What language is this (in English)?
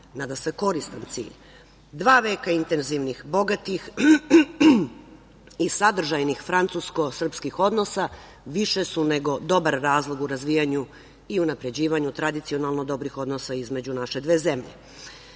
Serbian